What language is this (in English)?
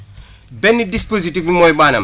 Wolof